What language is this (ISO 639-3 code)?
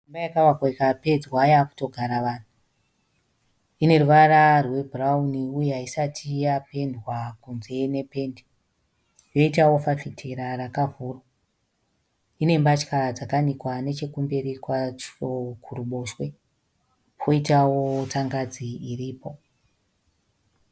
sna